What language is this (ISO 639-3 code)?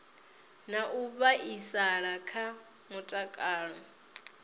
ven